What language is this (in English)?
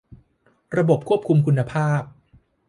Thai